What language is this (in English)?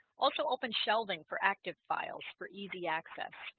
English